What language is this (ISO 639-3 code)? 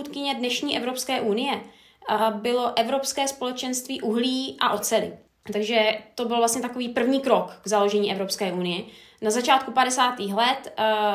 ces